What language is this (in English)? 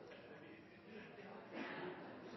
Norwegian Bokmål